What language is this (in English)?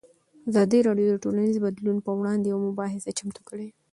Pashto